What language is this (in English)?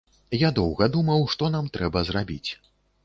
Belarusian